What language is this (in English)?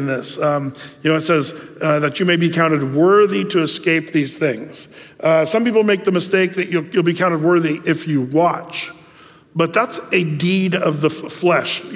English